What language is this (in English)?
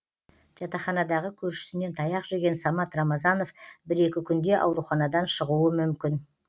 Kazakh